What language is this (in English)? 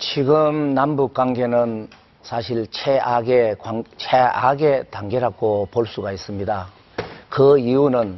Korean